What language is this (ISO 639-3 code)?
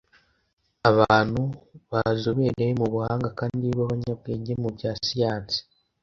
kin